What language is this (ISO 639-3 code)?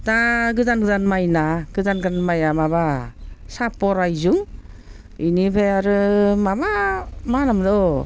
brx